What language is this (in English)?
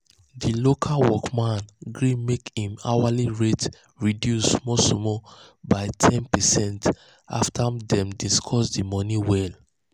Nigerian Pidgin